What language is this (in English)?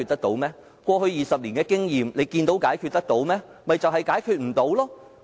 Cantonese